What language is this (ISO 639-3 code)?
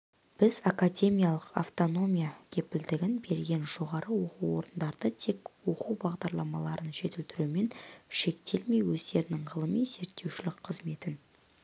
kaz